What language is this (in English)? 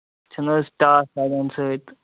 Kashmiri